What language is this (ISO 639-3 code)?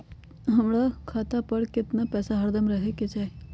mag